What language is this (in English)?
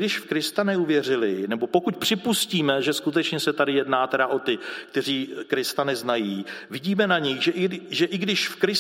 Czech